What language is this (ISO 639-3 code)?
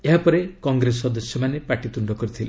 ori